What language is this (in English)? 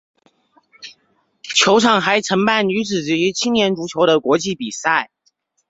Chinese